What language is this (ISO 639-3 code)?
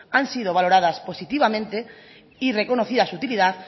spa